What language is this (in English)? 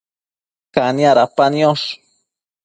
Matsés